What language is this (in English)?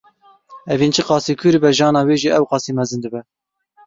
Kurdish